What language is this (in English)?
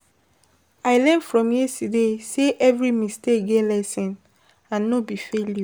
Nigerian Pidgin